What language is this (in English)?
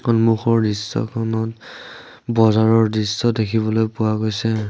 Assamese